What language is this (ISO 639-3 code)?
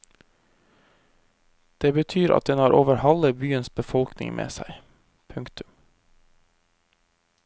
nor